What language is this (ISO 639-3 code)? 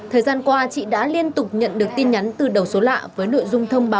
vie